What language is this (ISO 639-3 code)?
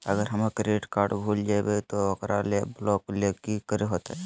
mag